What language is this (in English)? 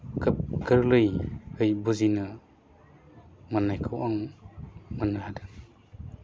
Bodo